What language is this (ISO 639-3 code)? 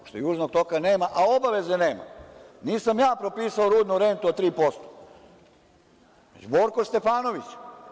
srp